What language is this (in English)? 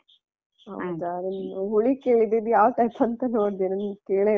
Kannada